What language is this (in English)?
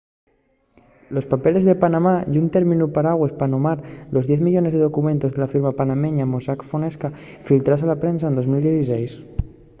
Asturian